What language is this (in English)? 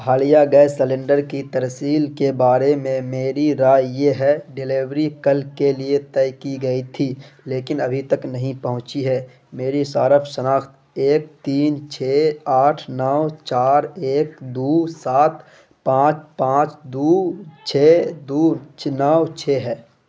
Urdu